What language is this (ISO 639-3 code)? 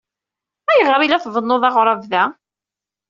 kab